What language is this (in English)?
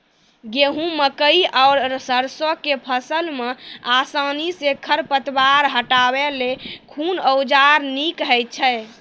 Maithili